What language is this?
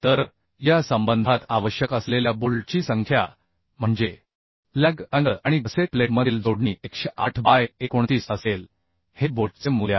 Marathi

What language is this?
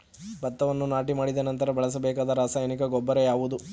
Kannada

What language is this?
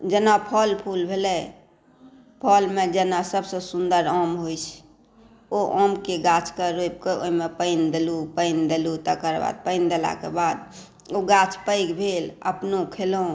Maithili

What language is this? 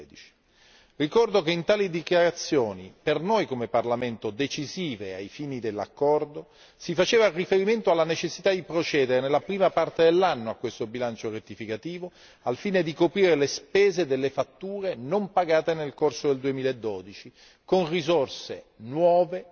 Italian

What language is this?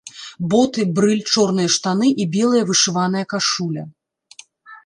Belarusian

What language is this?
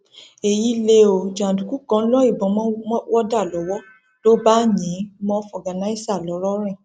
Yoruba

